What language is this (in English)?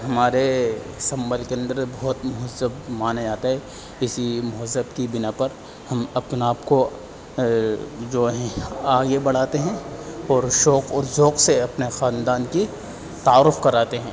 Urdu